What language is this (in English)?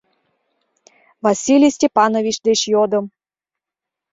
Mari